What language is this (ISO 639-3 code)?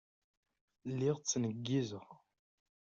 kab